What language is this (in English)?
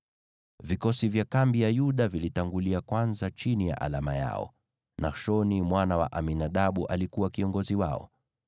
Swahili